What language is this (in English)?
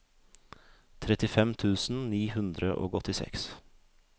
Norwegian